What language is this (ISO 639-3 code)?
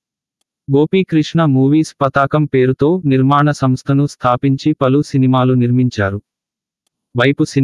tel